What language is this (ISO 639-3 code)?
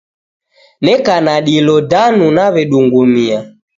dav